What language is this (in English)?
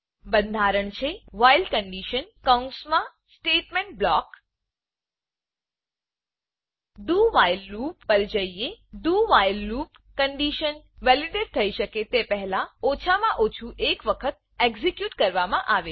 Gujarati